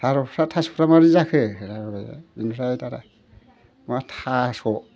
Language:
Bodo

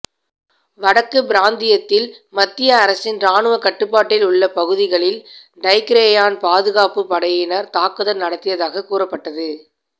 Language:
Tamil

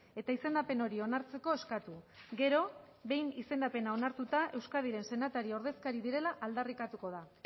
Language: Basque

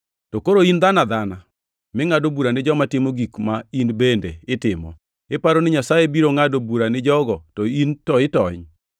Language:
Luo (Kenya and Tanzania)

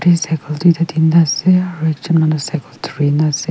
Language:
Naga Pidgin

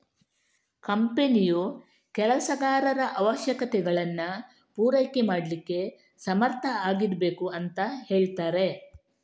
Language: Kannada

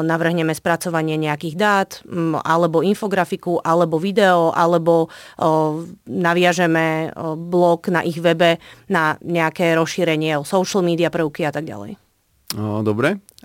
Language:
Slovak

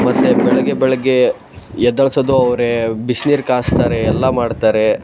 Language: Kannada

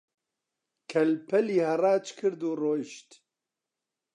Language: Central Kurdish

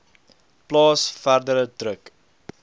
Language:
Afrikaans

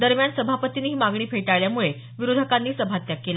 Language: Marathi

